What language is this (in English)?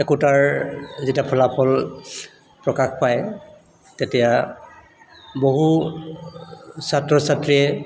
Assamese